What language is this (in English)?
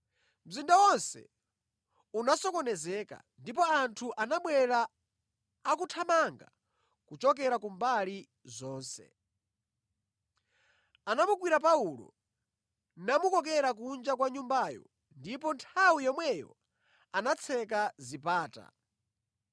Nyanja